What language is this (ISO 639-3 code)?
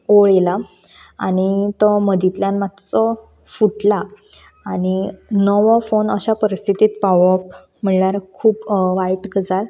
kok